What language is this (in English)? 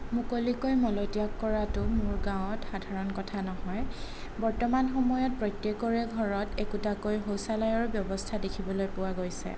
Assamese